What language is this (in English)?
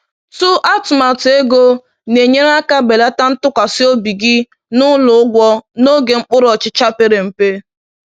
Igbo